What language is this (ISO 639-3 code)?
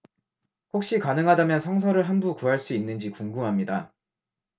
kor